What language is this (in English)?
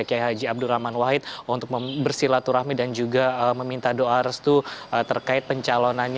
Indonesian